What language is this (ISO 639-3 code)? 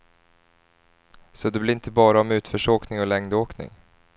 swe